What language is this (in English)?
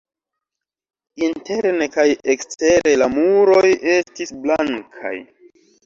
Esperanto